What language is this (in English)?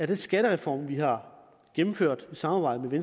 Danish